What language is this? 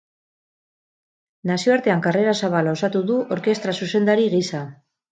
Basque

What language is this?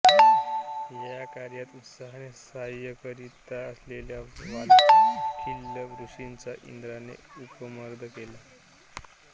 Marathi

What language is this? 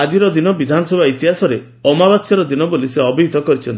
Odia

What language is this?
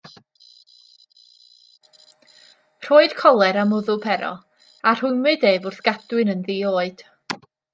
Welsh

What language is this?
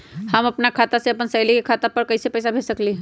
Magahi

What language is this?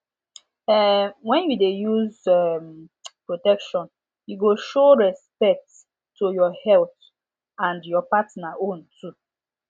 Nigerian Pidgin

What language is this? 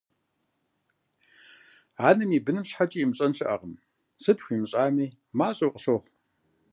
Kabardian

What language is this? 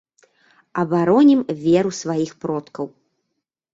Belarusian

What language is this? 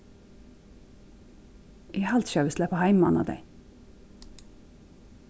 Faroese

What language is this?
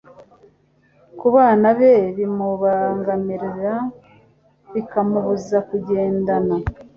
Kinyarwanda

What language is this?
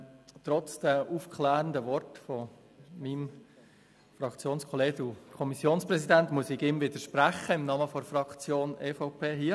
Swiss German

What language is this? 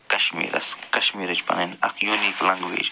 Kashmiri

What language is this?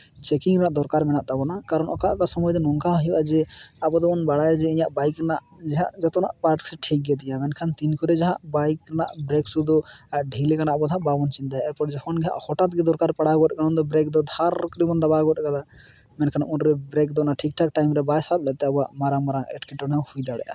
Santali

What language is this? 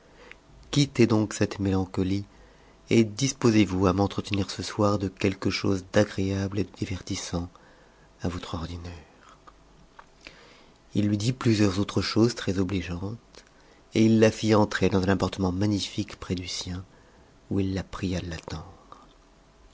French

